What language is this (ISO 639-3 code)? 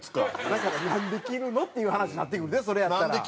jpn